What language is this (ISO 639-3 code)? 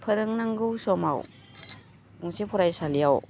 brx